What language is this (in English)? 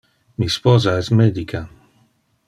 Interlingua